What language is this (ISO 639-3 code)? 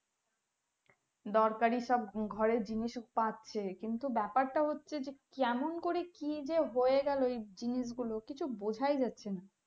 ben